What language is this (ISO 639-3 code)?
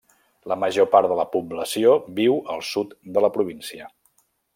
cat